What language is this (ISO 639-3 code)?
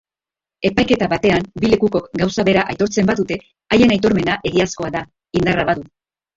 eus